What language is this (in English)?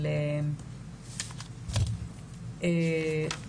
Hebrew